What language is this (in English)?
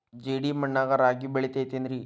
Kannada